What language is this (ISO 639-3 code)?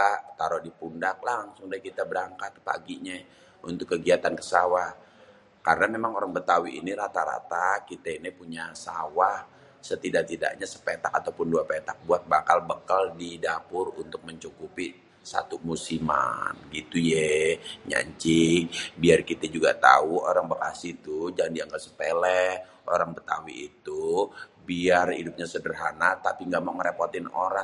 bew